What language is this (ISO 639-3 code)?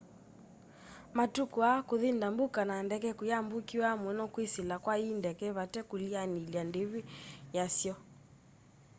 kam